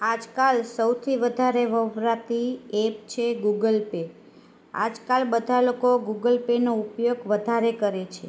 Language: Gujarati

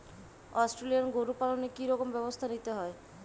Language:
Bangla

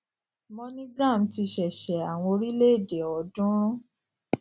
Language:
Yoruba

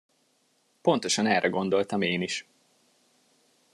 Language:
Hungarian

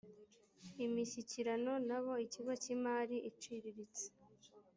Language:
Kinyarwanda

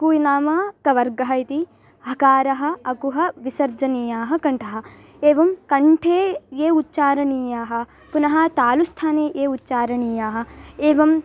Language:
Sanskrit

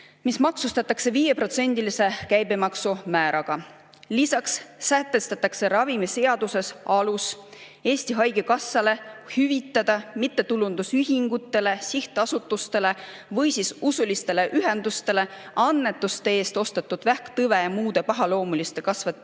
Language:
Estonian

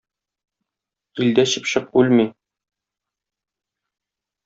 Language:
Tatar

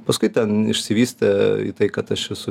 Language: Lithuanian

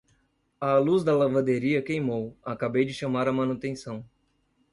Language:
Portuguese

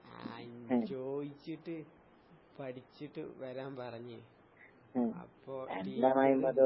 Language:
Malayalam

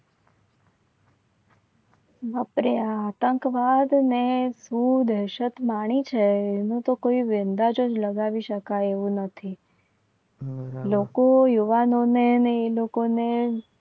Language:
Gujarati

